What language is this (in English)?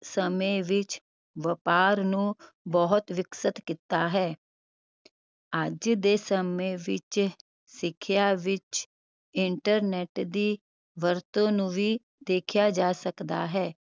Punjabi